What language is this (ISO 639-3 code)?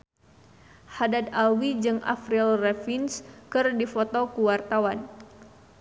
sun